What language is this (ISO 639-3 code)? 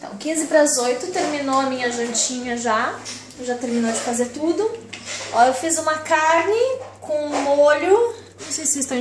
por